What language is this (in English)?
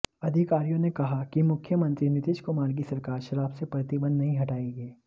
Hindi